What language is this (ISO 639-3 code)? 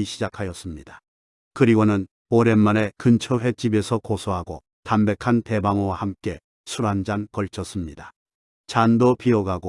kor